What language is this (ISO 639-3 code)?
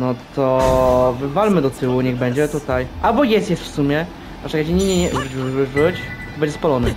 pol